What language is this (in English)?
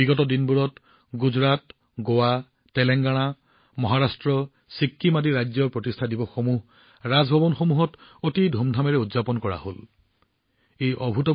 Assamese